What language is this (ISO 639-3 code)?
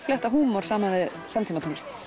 isl